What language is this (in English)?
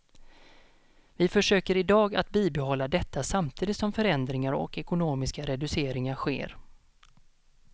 Swedish